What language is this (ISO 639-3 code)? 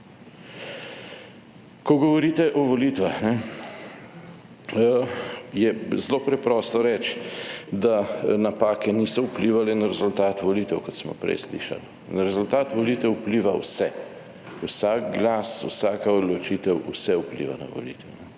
slv